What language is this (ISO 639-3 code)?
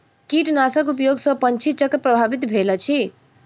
mai